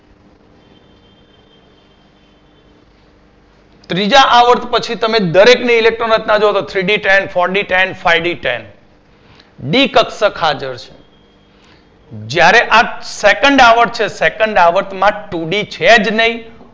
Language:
Gujarati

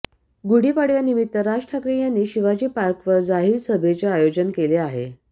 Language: Marathi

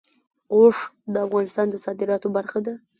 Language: Pashto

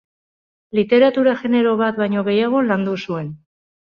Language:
Basque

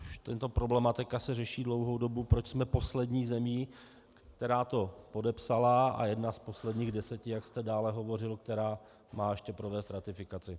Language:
Czech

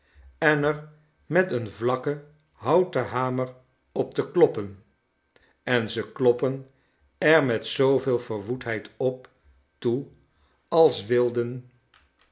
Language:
Dutch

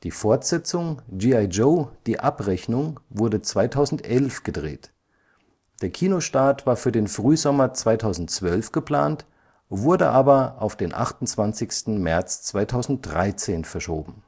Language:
German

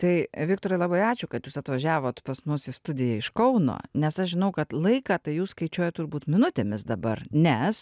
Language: Lithuanian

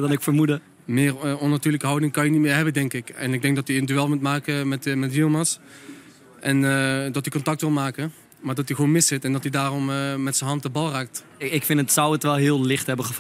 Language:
Dutch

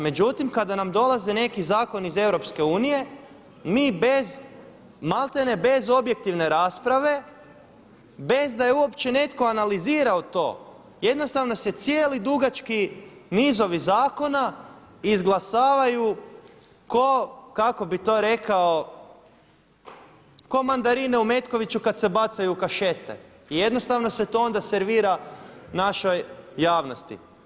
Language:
Croatian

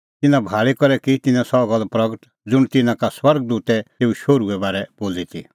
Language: Kullu Pahari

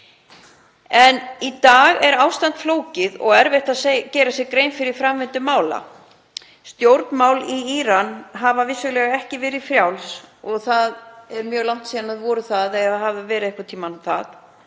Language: Icelandic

